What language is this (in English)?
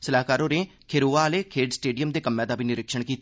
Dogri